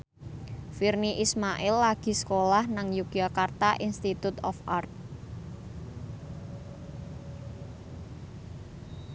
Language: Javanese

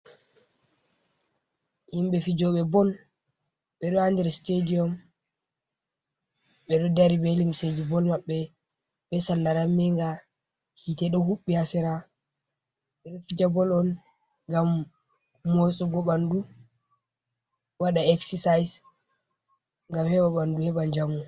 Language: Fula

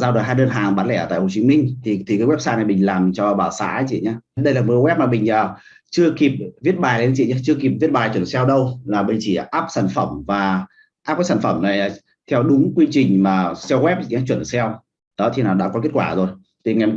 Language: Vietnamese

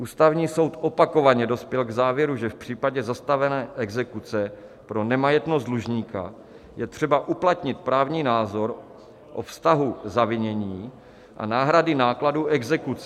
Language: Czech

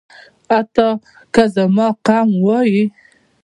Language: Pashto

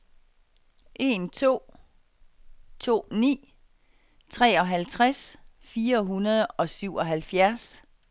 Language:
Danish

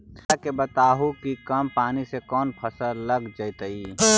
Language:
Magahi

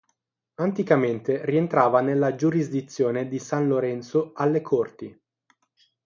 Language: Italian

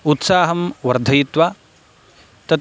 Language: Sanskrit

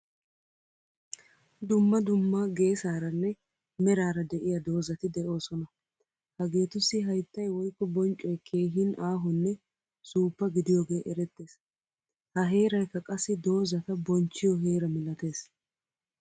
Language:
Wolaytta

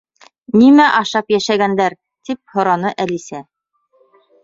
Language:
Bashkir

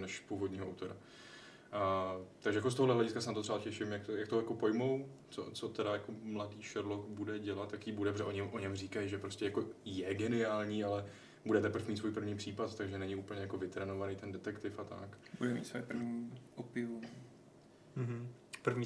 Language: Czech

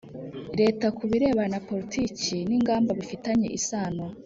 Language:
Kinyarwanda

